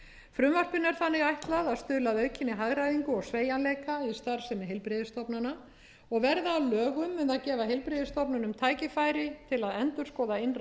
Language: Icelandic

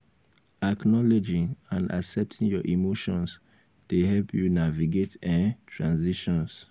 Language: Nigerian Pidgin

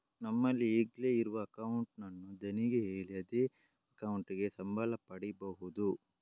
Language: Kannada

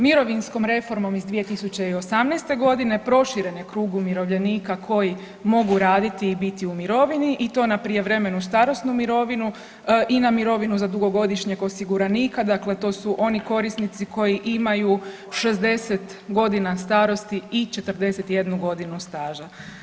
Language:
Croatian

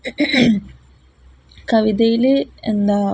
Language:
Malayalam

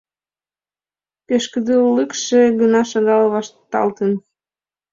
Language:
Mari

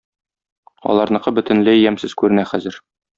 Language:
Tatar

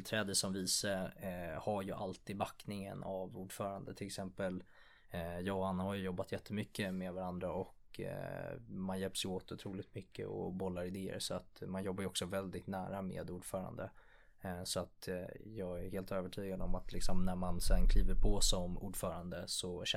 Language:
Swedish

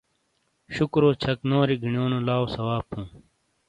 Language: Shina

